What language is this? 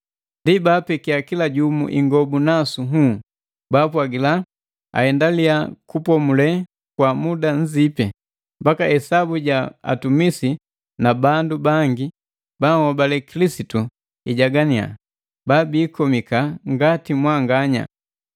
Matengo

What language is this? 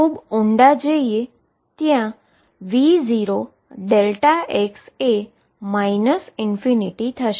Gujarati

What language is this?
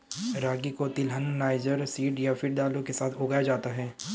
Hindi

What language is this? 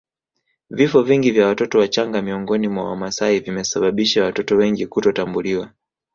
Swahili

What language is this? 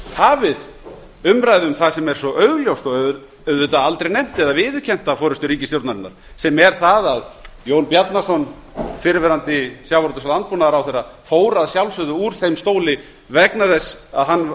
Icelandic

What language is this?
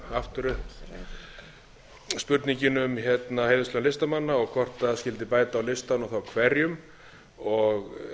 Icelandic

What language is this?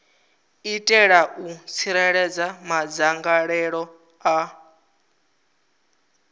Venda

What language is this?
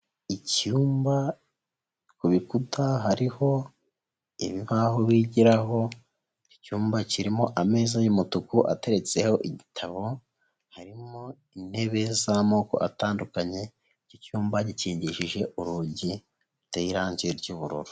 Kinyarwanda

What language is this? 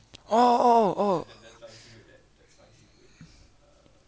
English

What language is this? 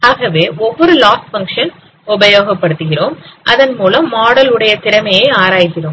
Tamil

